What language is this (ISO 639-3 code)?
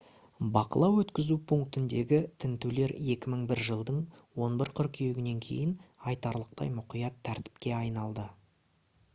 kaz